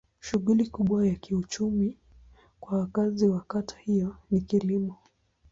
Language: Swahili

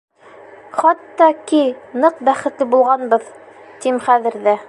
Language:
Bashkir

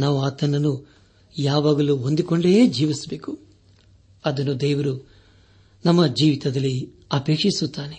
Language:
Kannada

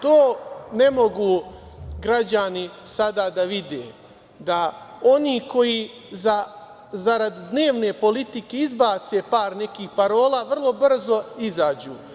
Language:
Serbian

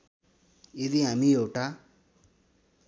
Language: Nepali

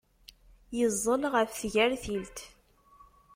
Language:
Kabyle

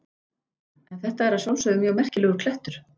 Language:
Icelandic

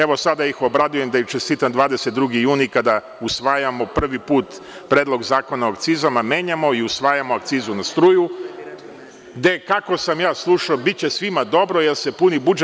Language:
Serbian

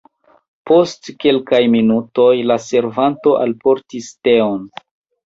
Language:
Esperanto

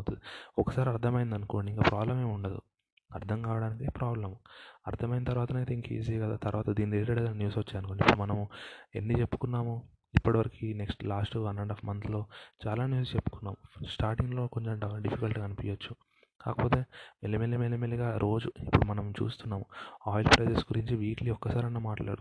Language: Telugu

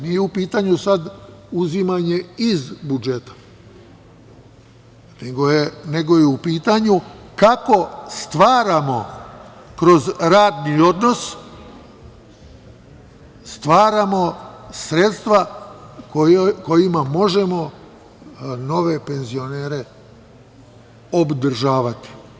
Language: Serbian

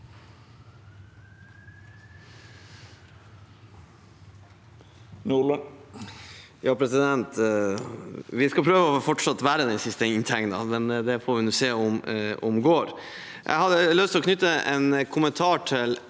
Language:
Norwegian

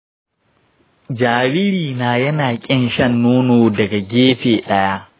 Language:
Hausa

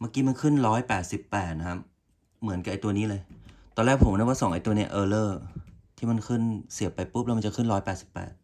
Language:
Thai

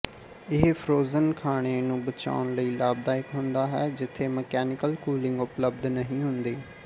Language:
Punjabi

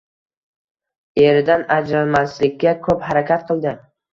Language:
Uzbek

